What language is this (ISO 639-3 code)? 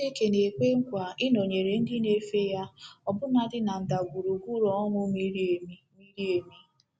ibo